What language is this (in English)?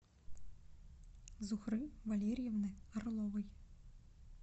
Russian